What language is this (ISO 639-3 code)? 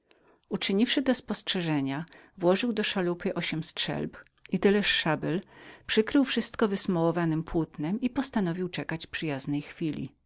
pol